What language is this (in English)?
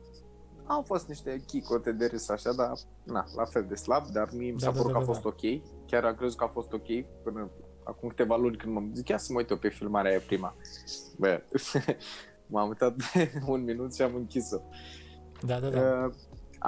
Romanian